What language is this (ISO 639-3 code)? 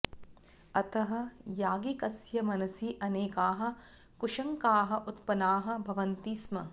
san